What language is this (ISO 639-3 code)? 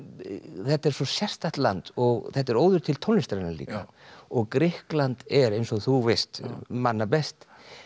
isl